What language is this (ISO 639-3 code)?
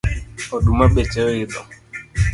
luo